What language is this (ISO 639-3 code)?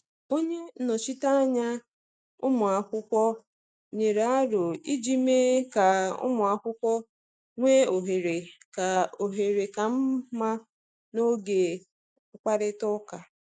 ibo